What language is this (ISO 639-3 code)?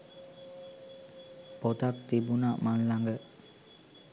sin